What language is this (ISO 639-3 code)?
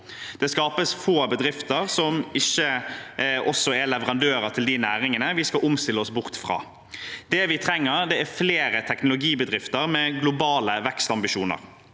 nor